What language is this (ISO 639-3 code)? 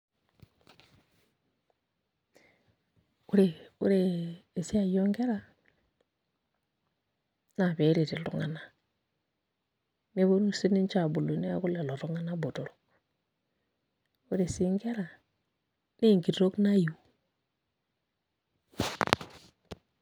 mas